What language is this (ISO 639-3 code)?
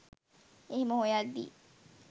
sin